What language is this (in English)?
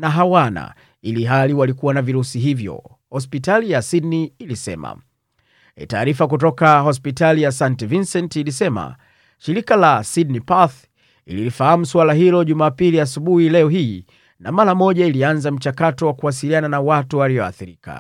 Swahili